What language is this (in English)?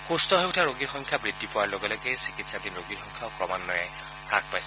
Assamese